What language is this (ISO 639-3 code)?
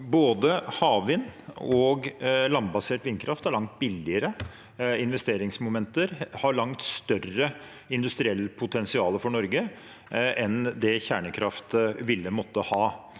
nor